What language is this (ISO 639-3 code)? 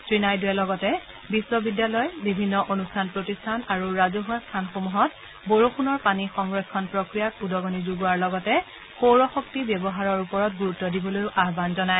asm